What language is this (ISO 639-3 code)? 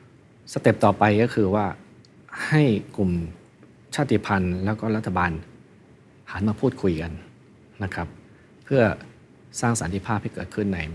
tha